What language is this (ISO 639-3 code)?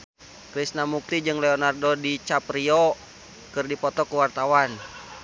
sun